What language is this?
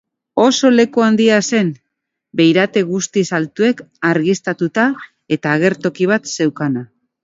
Basque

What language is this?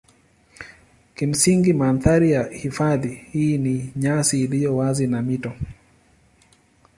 Swahili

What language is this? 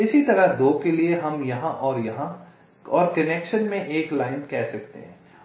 Hindi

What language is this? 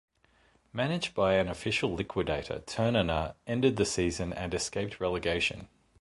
English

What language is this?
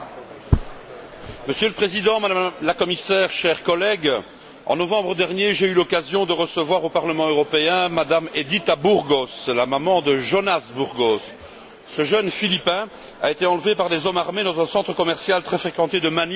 French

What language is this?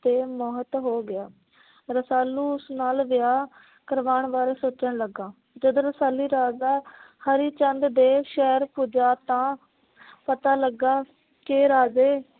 Punjabi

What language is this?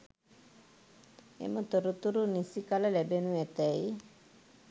Sinhala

